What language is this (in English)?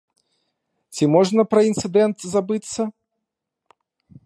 Belarusian